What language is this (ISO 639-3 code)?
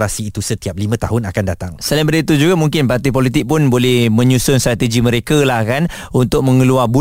msa